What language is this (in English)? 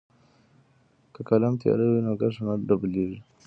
Pashto